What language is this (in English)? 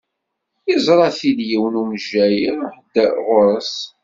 Kabyle